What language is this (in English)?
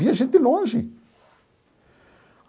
Portuguese